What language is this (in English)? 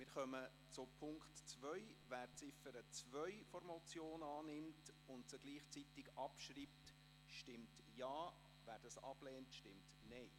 Swiss German